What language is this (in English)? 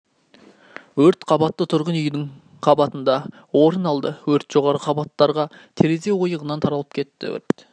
Kazakh